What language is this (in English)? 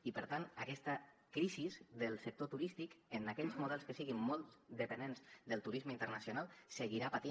Catalan